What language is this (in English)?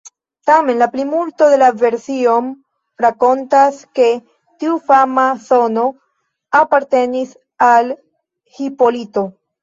Esperanto